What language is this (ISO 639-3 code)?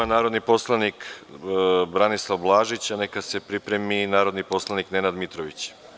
srp